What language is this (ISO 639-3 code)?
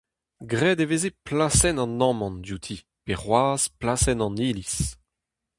bre